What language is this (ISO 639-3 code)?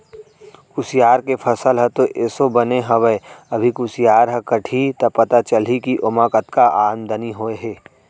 hne